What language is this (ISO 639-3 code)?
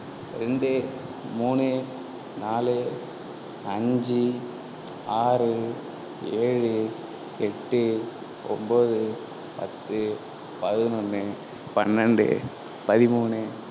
tam